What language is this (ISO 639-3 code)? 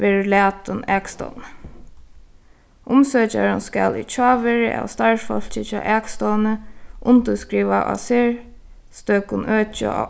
fao